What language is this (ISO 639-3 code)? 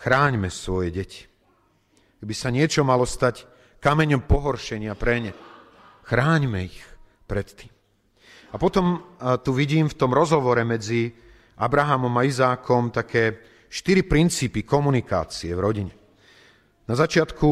slk